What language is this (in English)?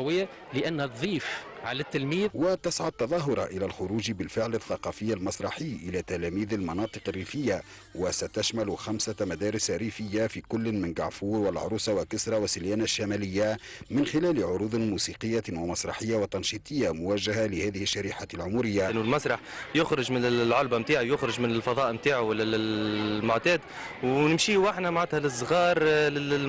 Arabic